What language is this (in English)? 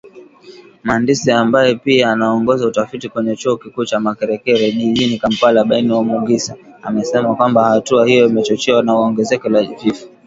Swahili